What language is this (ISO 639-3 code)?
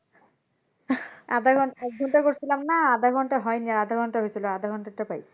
ben